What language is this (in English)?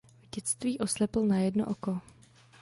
Czech